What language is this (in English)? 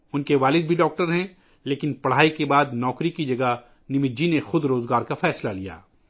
Urdu